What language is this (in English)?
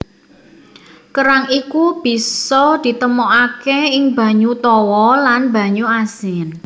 Javanese